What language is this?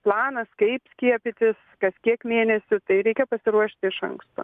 Lithuanian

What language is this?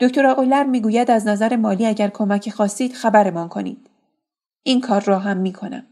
Persian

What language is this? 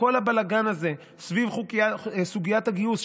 Hebrew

